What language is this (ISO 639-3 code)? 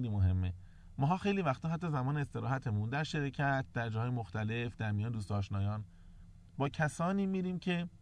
fas